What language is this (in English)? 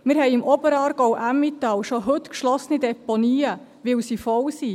Swiss German